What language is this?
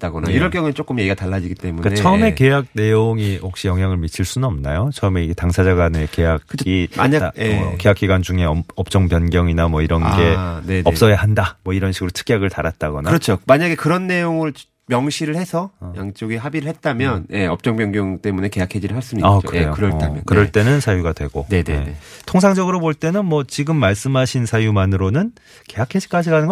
Korean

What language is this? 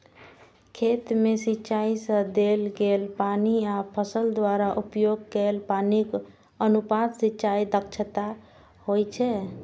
Maithili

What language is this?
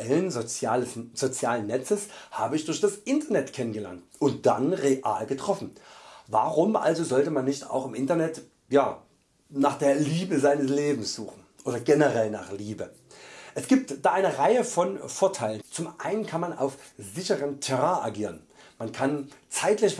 German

